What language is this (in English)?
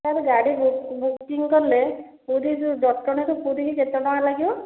Odia